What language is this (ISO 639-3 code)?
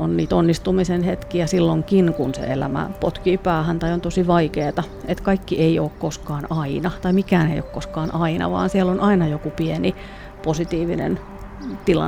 fin